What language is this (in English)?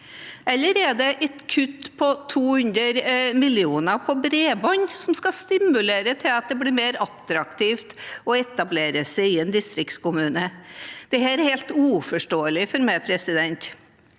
Norwegian